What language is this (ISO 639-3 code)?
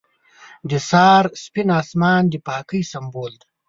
pus